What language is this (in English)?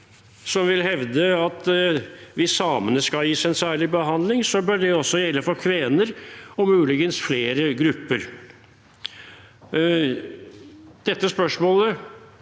Norwegian